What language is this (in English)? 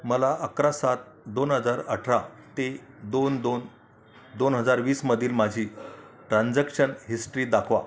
Marathi